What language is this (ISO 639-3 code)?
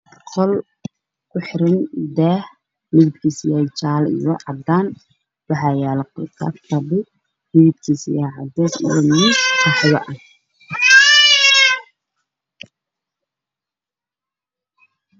som